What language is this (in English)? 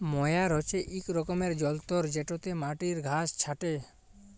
Bangla